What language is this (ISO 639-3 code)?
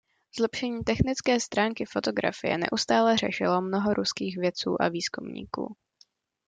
ces